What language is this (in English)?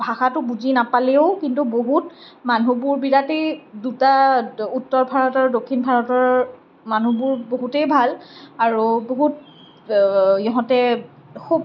Assamese